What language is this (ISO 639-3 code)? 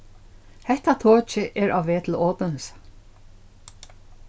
fao